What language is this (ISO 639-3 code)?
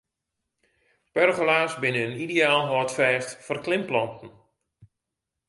fry